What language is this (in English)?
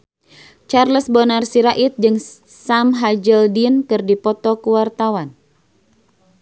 Sundanese